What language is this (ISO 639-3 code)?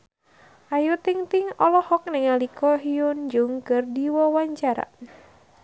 sun